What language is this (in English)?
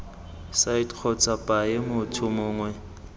Tswana